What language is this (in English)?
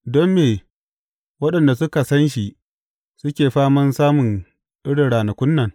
Hausa